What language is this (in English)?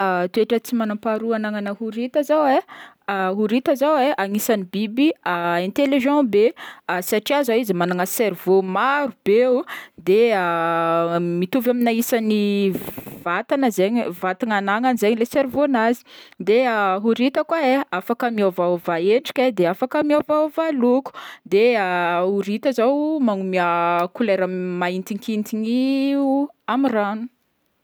Northern Betsimisaraka Malagasy